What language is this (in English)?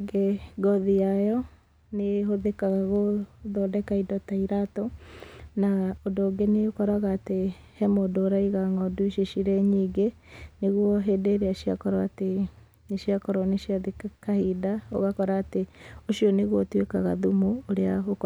Kikuyu